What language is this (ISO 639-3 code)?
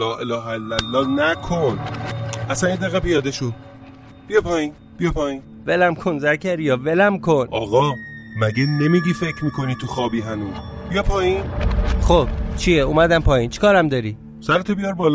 fas